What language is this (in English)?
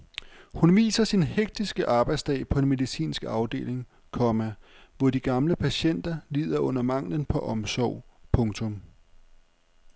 Danish